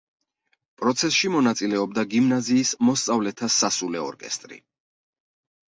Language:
Georgian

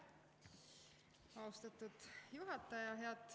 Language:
Estonian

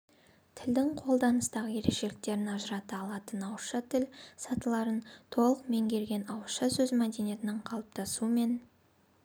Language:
Kazakh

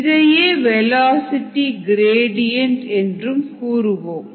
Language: Tamil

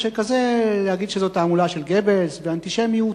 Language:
Hebrew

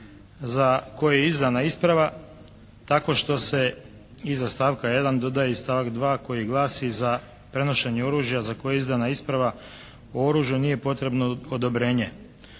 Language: Croatian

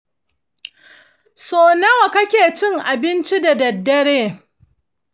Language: Hausa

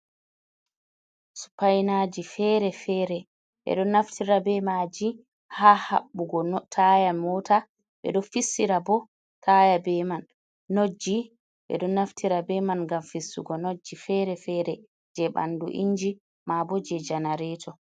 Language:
Fula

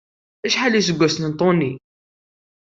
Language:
Kabyle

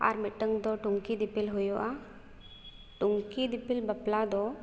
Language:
Santali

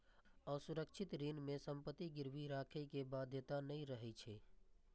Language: Maithili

